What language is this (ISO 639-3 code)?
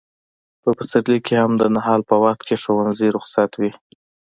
pus